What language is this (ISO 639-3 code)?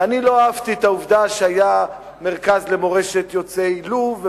heb